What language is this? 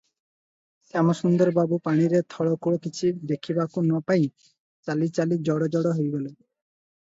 Odia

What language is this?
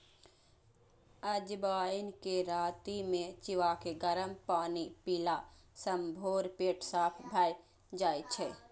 Maithili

